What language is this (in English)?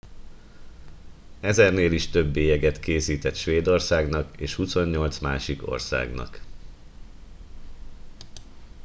Hungarian